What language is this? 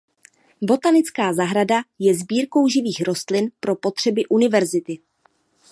Czech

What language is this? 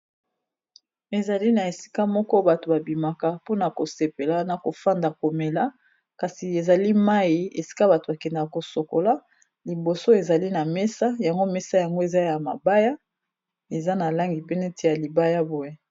Lingala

